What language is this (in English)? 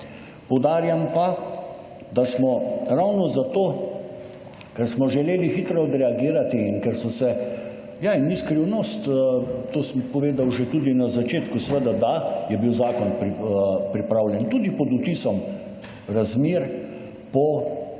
Slovenian